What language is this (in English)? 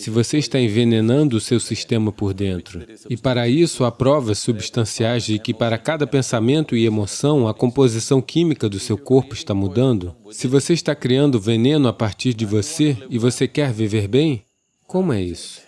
Portuguese